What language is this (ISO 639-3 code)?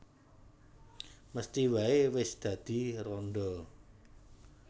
jav